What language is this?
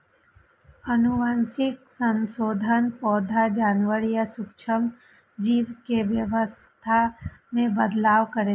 Maithili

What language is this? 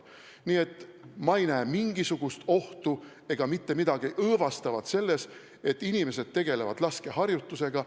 Estonian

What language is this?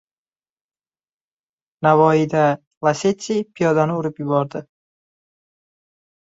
Uzbek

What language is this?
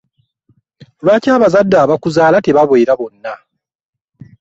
Ganda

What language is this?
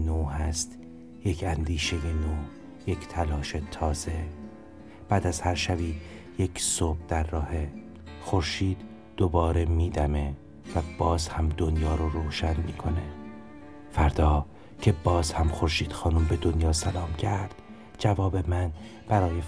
Persian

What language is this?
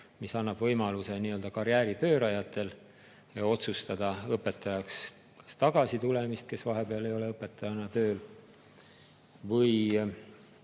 Estonian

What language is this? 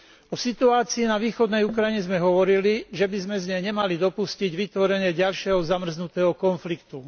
Slovak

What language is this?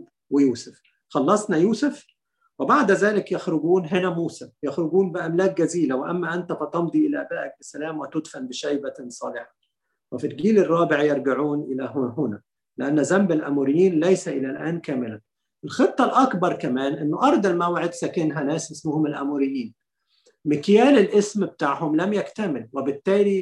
Arabic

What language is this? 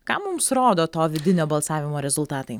Lithuanian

